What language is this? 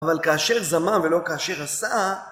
Hebrew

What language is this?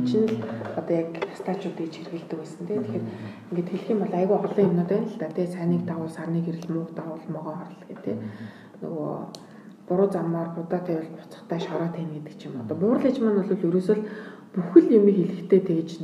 Romanian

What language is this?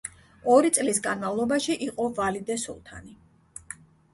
Georgian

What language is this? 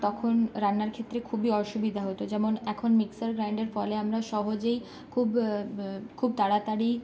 Bangla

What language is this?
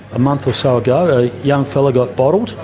English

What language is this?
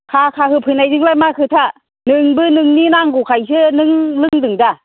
Bodo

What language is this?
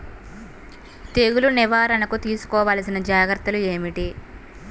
Telugu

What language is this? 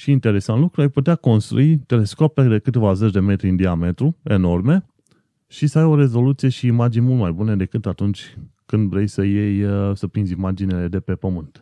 Romanian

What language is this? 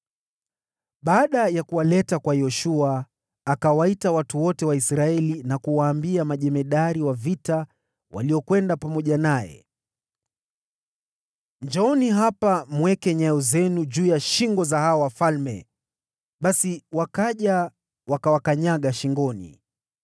Swahili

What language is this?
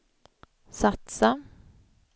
Swedish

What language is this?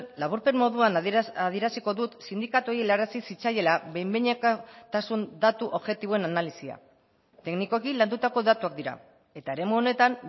Basque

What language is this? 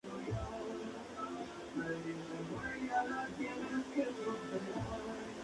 Spanish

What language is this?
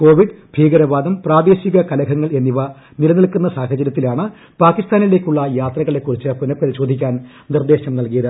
Malayalam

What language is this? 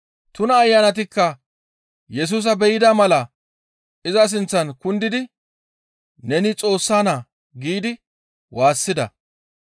Gamo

